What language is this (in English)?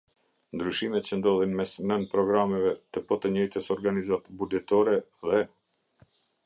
Albanian